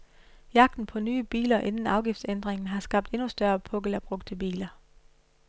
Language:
Danish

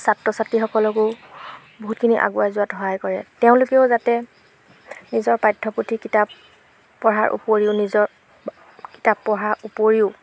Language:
Assamese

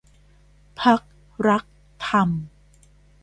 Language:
Thai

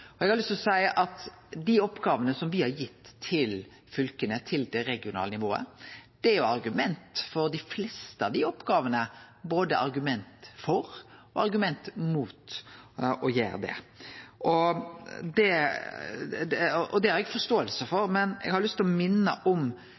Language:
Norwegian Nynorsk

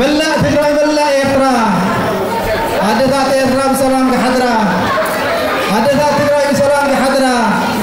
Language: Arabic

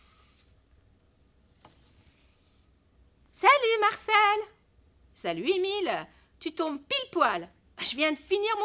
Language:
French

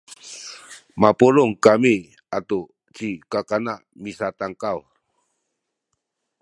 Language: Sakizaya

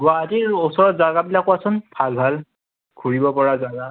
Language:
Assamese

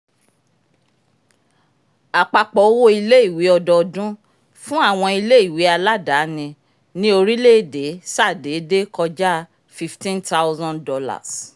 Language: Yoruba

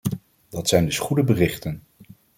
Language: Dutch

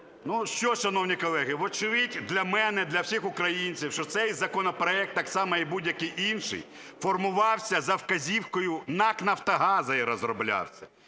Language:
Ukrainian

